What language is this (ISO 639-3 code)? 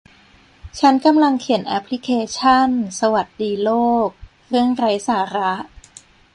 tha